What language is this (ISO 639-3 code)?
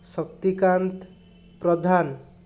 ori